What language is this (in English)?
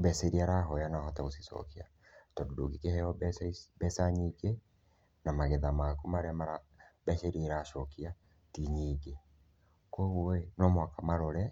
Kikuyu